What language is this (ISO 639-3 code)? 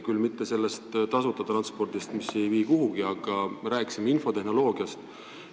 est